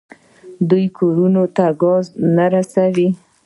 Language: Pashto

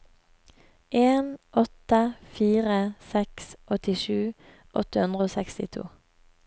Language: Norwegian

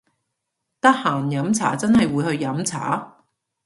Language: Cantonese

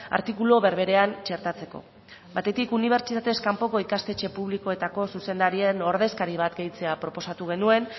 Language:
Basque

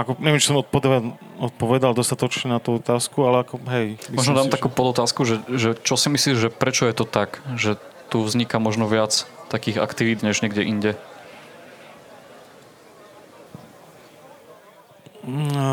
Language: Slovak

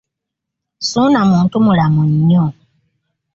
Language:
Ganda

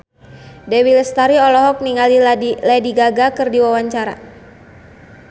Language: Sundanese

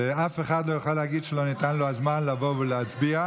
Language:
Hebrew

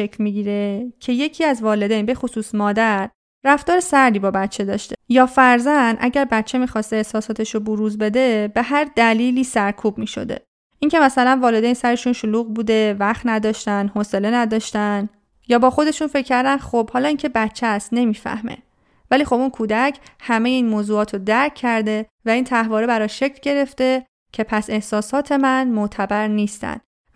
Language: Persian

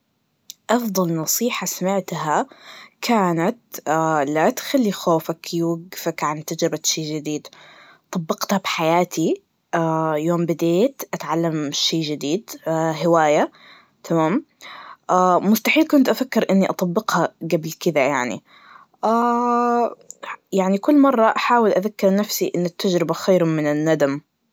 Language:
Najdi Arabic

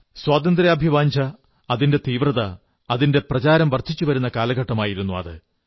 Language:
Malayalam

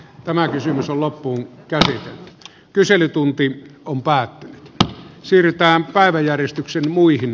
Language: Finnish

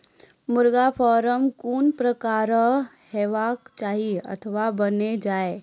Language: Maithili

